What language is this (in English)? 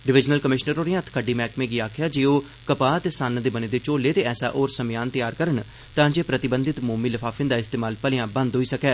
Dogri